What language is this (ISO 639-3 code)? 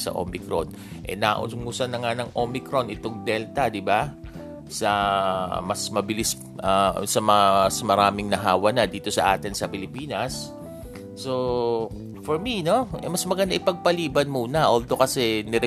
fil